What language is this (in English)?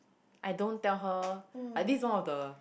English